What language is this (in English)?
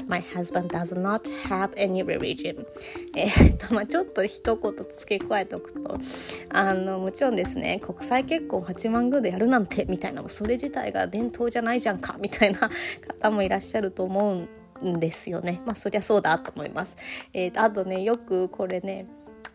Japanese